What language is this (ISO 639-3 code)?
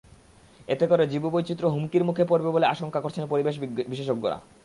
ben